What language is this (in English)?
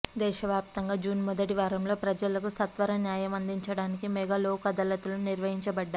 Telugu